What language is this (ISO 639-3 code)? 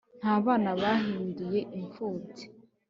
kin